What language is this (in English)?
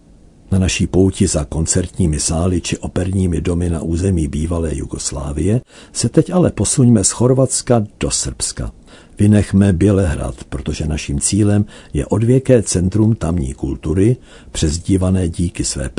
Czech